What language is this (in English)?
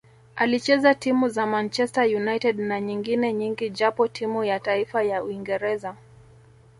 Swahili